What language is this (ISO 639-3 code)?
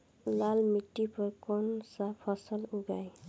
bho